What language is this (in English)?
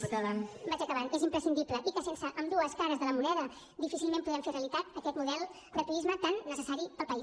Catalan